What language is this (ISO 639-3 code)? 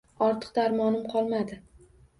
uzb